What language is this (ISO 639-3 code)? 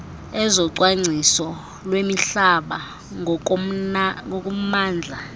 xho